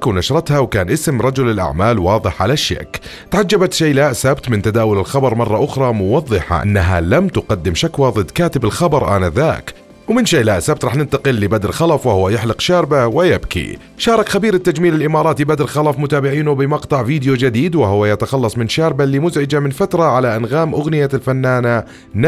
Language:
Arabic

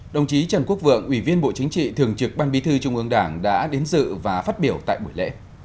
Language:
Vietnamese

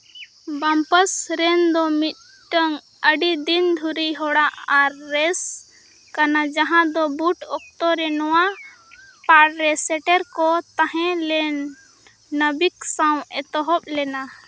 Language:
Santali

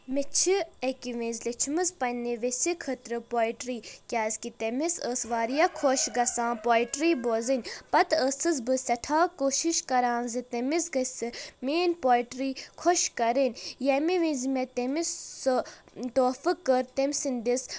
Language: Kashmiri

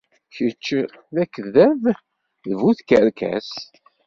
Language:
Kabyle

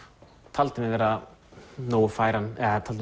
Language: Icelandic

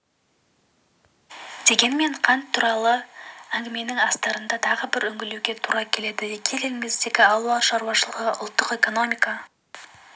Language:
Kazakh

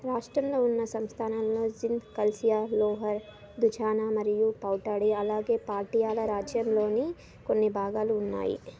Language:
Telugu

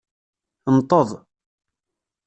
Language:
Kabyle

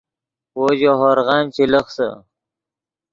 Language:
Yidgha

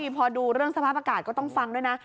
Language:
Thai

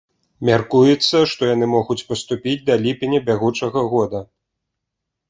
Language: Belarusian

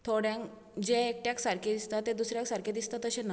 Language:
Konkani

